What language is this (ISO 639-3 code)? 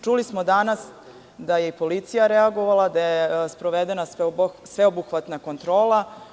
srp